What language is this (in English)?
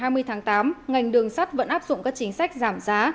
Vietnamese